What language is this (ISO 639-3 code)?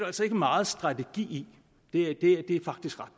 dan